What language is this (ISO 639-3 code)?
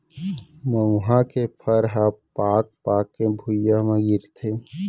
hne